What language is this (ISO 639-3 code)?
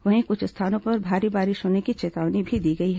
hin